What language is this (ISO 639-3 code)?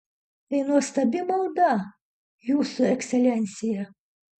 lit